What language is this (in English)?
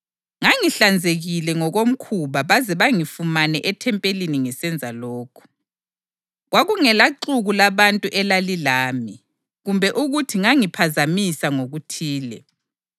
North Ndebele